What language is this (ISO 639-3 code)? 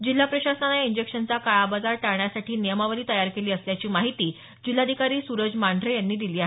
mar